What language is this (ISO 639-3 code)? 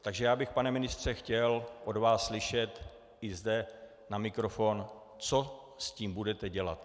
ces